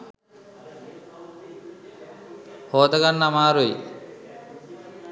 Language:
Sinhala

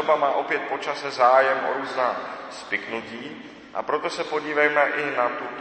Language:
Czech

